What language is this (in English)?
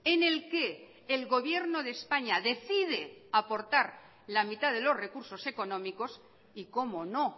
Spanish